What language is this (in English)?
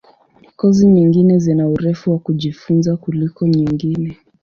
Swahili